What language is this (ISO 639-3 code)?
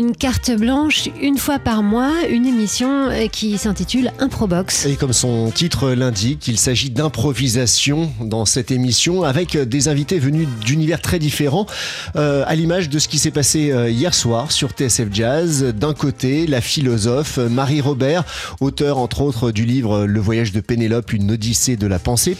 fra